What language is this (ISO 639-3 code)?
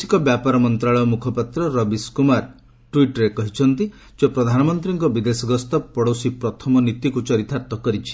ori